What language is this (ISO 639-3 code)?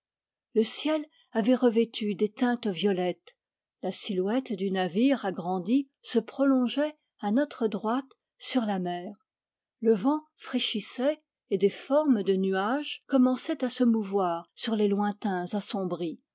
fra